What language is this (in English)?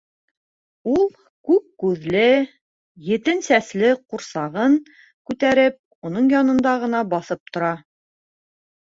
Bashkir